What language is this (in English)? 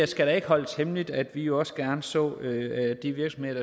Danish